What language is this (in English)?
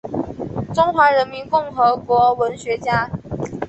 Chinese